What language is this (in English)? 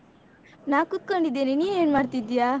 Kannada